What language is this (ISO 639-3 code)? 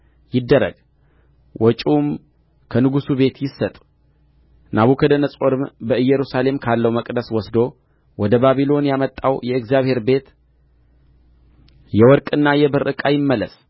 amh